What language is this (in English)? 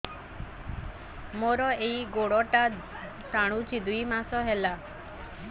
Odia